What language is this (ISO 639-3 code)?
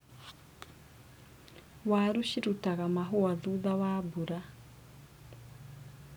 kik